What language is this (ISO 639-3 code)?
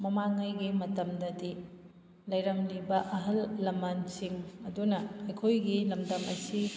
mni